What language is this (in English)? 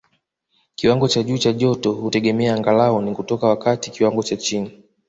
Swahili